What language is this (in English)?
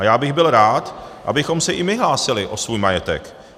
Czech